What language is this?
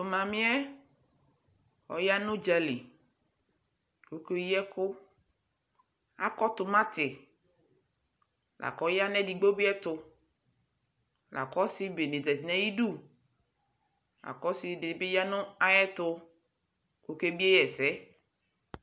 Ikposo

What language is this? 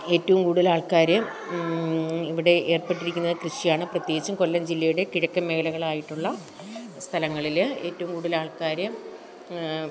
Malayalam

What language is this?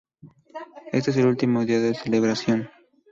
Spanish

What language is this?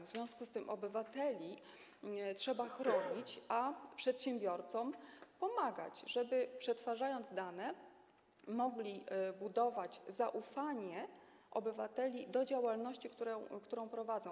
Polish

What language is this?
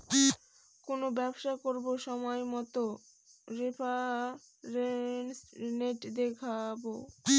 Bangla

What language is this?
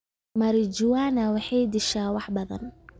Somali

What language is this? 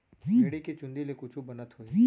Chhattisgarhi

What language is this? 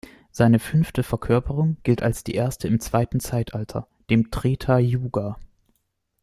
German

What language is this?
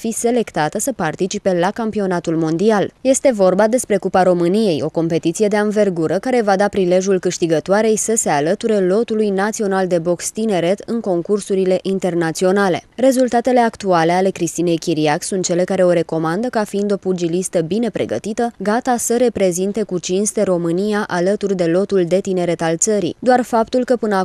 Romanian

